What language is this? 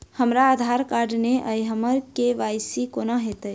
Maithili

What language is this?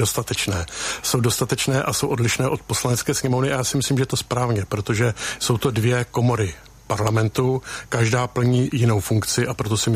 Czech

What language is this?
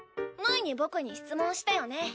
Japanese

